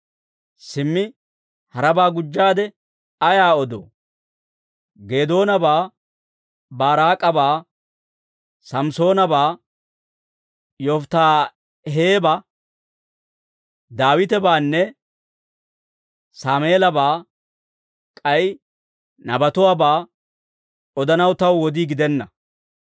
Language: Dawro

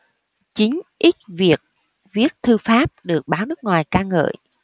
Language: Vietnamese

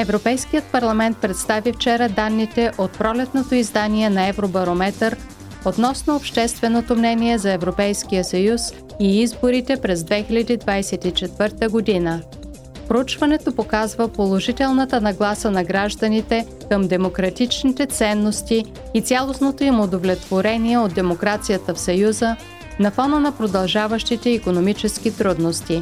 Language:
Bulgarian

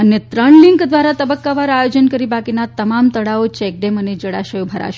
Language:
Gujarati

